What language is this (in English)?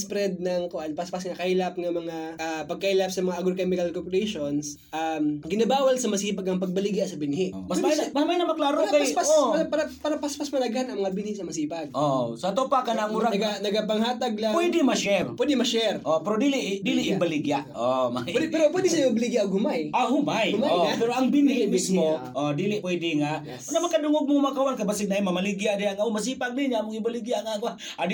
Filipino